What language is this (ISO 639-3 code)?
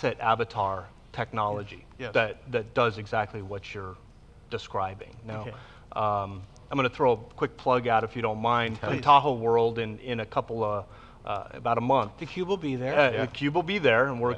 eng